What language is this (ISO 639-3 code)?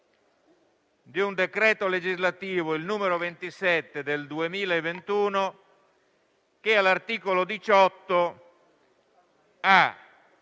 ita